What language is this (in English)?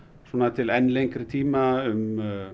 Icelandic